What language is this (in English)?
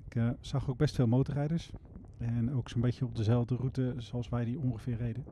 Dutch